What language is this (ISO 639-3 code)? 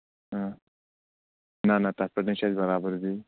kas